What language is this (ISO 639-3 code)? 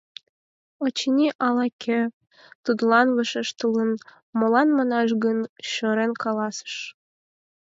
chm